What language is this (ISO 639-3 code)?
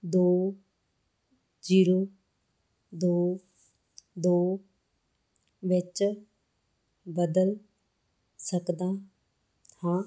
pan